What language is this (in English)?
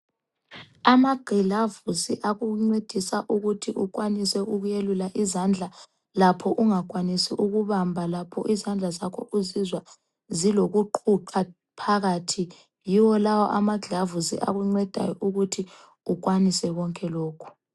North Ndebele